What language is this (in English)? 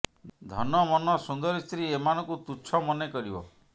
Odia